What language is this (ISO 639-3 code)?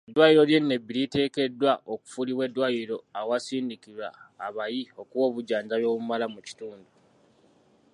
lug